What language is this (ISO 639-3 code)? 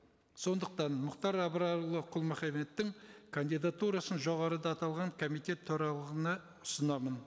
kaz